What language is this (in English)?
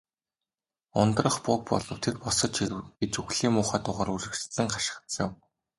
Mongolian